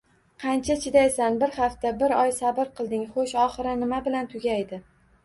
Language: Uzbek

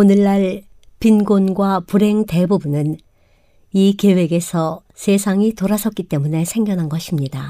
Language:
Korean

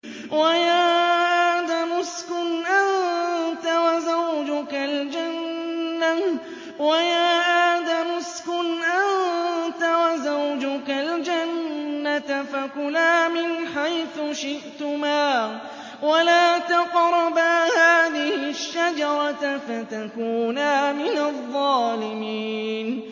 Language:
Arabic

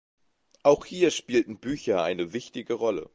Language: German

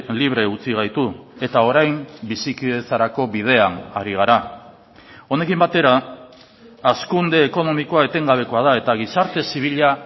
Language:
Basque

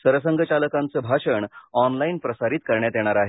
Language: Marathi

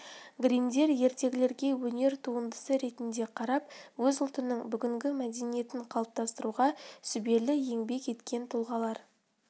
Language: Kazakh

